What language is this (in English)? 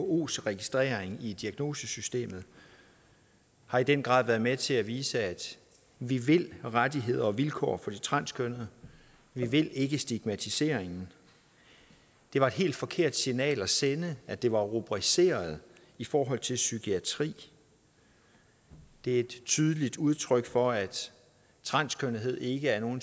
Danish